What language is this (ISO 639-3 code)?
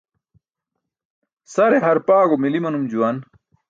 bsk